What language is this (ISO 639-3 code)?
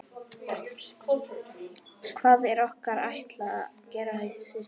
isl